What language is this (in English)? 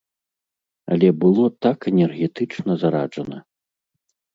Belarusian